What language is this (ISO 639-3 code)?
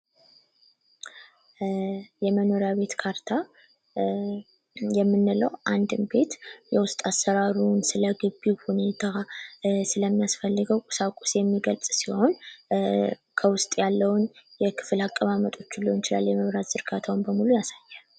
amh